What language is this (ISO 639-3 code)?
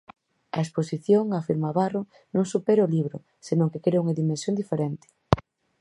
glg